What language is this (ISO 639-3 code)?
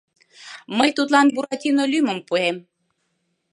chm